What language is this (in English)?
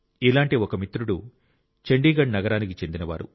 Telugu